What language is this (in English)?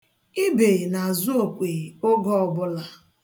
Igbo